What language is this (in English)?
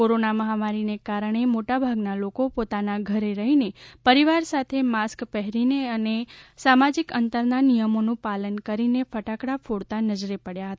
Gujarati